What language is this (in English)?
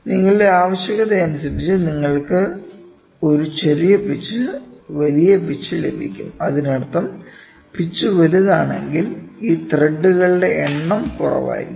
Malayalam